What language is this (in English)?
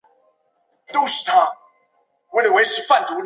Chinese